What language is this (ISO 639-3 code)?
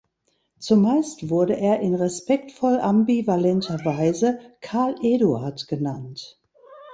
deu